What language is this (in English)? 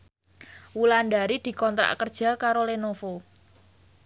Javanese